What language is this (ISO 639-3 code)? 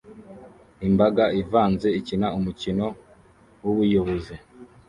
kin